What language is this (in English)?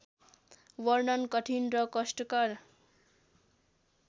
Nepali